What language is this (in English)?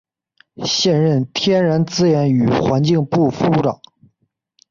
Chinese